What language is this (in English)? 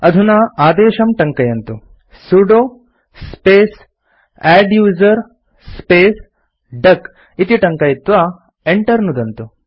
Sanskrit